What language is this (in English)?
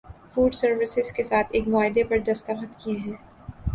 Urdu